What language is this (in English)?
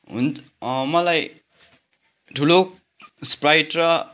Nepali